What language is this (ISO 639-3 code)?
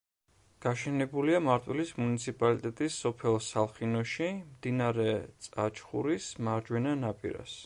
kat